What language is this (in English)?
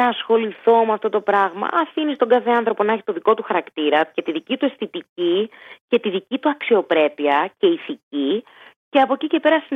Greek